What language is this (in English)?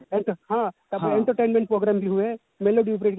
Odia